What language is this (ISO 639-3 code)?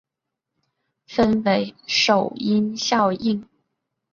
zho